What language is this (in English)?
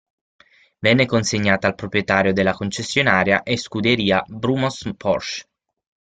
Italian